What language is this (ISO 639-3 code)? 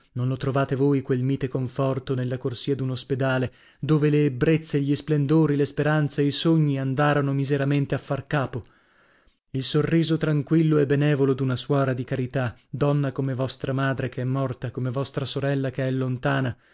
ita